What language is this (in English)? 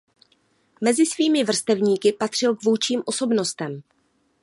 Czech